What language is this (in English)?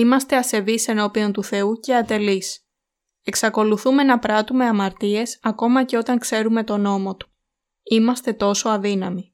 Greek